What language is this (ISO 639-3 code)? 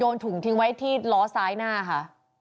tha